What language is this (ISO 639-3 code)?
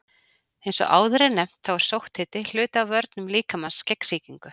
isl